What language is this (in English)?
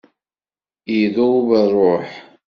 Kabyle